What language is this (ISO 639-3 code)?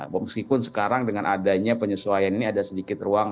ind